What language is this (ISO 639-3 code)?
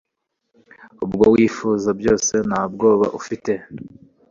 kin